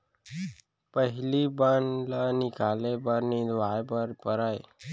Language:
Chhattisgarhi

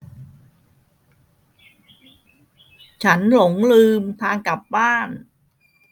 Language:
Thai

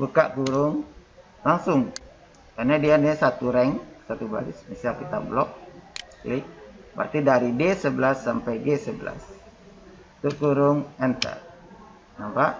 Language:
Indonesian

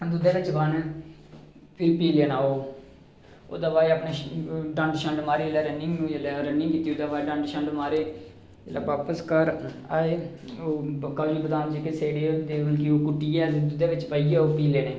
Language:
Dogri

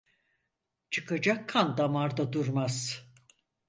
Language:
Turkish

